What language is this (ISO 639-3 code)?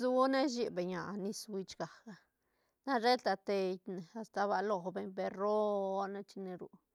ztn